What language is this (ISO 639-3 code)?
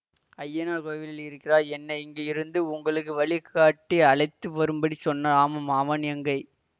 tam